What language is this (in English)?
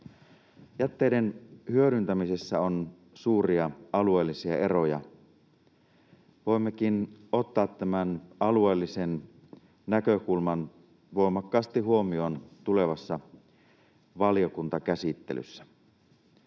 Finnish